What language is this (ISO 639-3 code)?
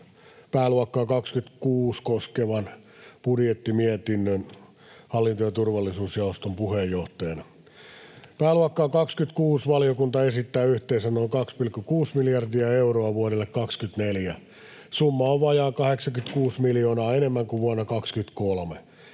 fin